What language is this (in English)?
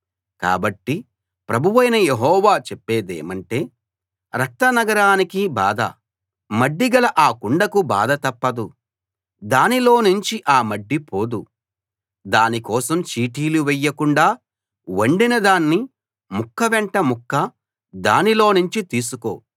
Telugu